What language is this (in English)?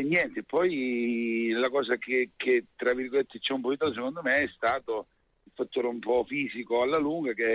Italian